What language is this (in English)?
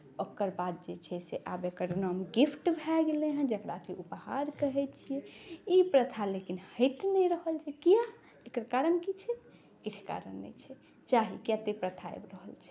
Maithili